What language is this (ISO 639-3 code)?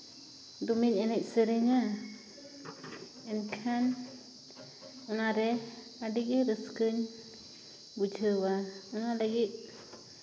sat